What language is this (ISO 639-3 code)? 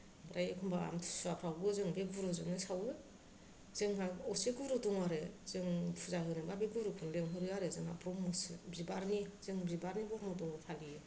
brx